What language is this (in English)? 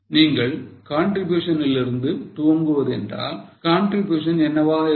Tamil